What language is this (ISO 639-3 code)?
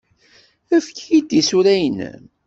kab